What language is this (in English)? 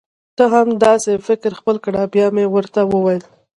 Pashto